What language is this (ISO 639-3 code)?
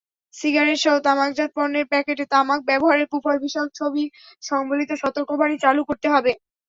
ben